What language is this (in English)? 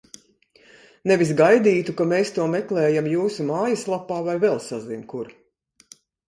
Latvian